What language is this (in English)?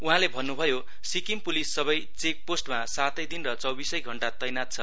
Nepali